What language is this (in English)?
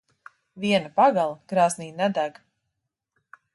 Latvian